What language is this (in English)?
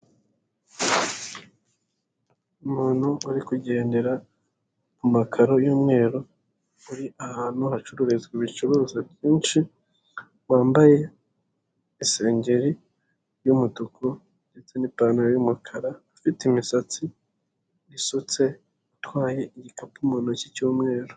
Kinyarwanda